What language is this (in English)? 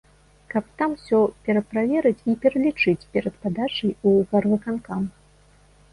Belarusian